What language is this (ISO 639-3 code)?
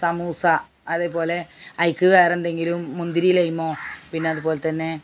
mal